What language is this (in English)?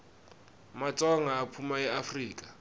Swati